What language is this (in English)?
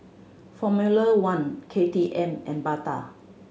English